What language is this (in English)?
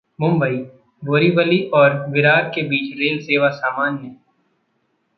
Hindi